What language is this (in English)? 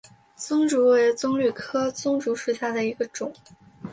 Chinese